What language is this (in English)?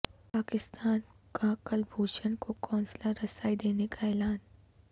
Urdu